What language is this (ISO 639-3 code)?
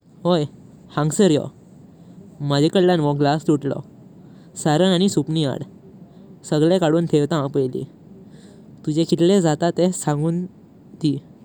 kok